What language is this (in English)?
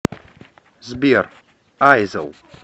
Russian